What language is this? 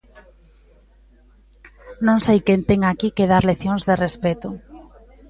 Galician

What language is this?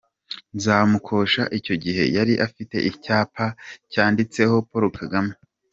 Kinyarwanda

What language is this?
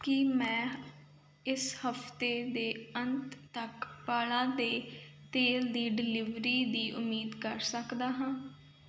Punjabi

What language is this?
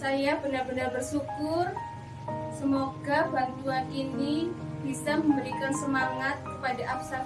Indonesian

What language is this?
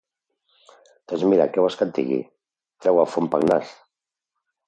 Catalan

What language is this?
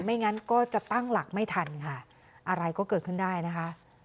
Thai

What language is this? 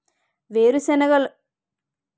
Telugu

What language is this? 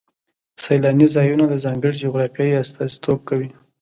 Pashto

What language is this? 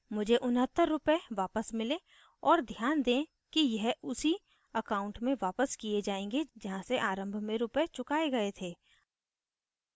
Hindi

